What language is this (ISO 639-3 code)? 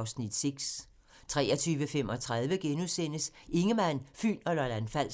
dan